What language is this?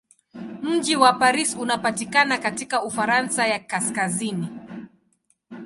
Swahili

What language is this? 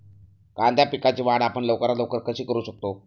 Marathi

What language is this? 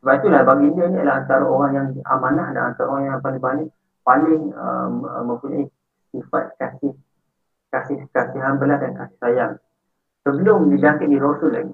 Malay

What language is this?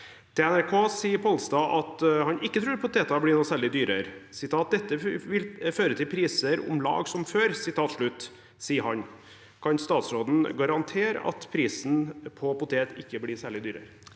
Norwegian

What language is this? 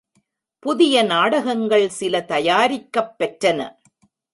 Tamil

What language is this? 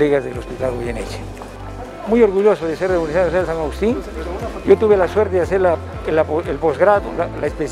Spanish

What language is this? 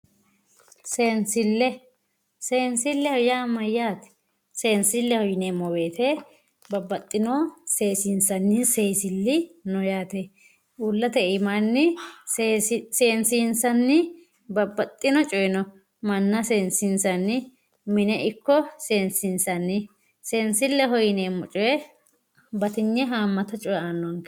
Sidamo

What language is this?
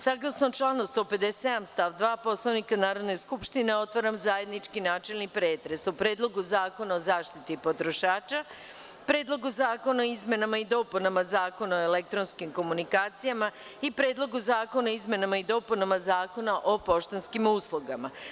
Serbian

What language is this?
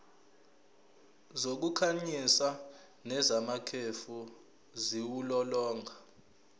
Zulu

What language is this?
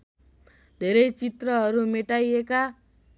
Nepali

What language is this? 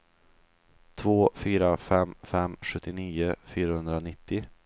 Swedish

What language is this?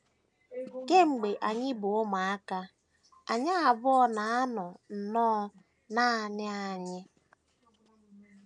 Igbo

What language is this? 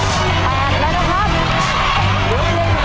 Thai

